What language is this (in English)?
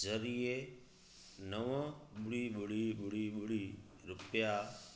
Sindhi